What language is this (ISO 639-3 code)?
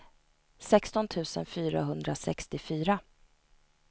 swe